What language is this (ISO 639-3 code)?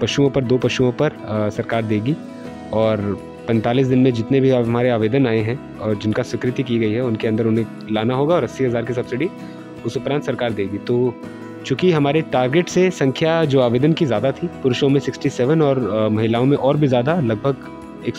hin